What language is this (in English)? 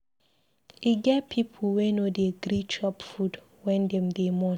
Nigerian Pidgin